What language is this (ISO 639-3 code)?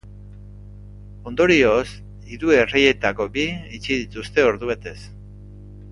eus